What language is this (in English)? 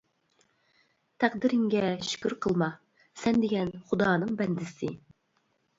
Uyghur